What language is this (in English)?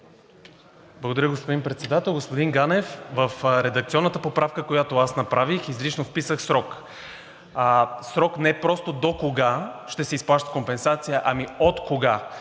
Bulgarian